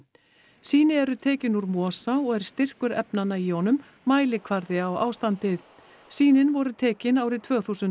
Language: Icelandic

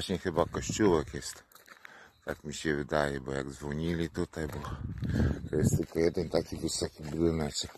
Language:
Polish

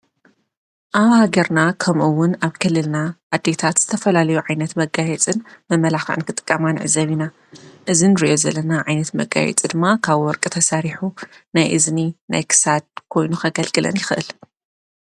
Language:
Tigrinya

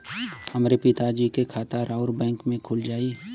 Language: Bhojpuri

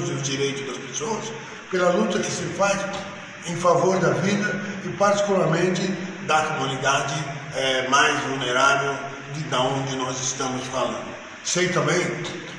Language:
Portuguese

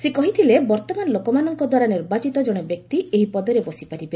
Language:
Odia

